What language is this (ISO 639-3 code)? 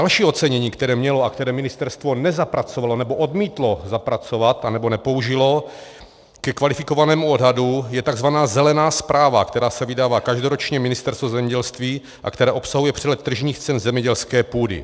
ces